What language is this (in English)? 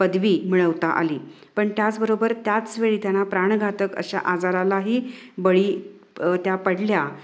Marathi